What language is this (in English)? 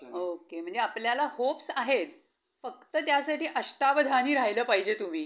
Marathi